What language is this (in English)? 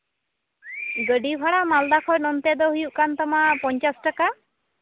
Santali